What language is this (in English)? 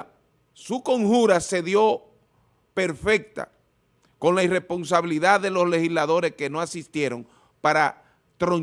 Spanish